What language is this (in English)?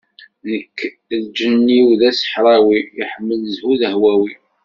Kabyle